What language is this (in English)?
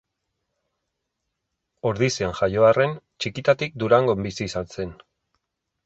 Basque